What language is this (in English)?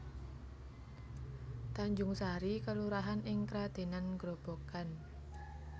Javanese